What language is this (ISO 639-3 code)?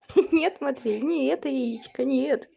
rus